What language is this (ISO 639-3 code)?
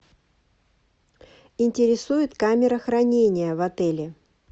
rus